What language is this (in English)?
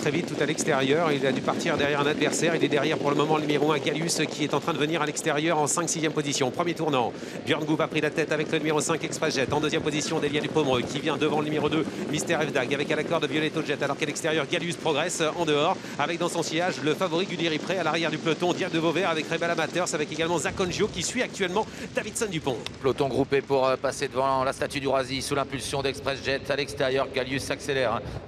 French